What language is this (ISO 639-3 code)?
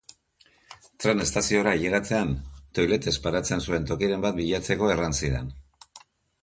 eus